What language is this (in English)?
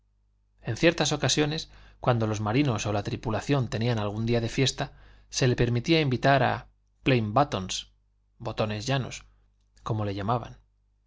Spanish